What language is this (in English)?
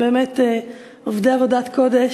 Hebrew